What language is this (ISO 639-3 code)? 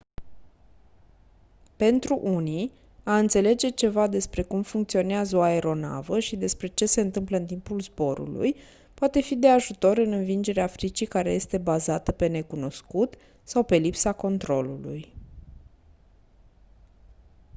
ron